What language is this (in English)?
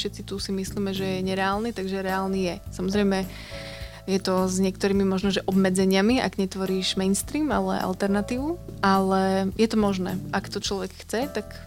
Slovak